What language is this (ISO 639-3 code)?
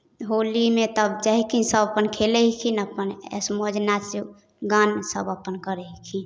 mai